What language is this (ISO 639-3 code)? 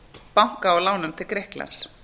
isl